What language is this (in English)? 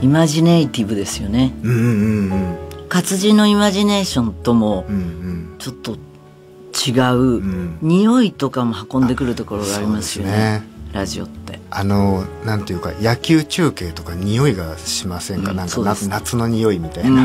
Japanese